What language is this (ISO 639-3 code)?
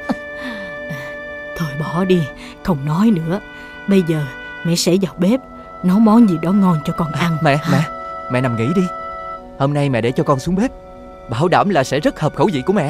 vie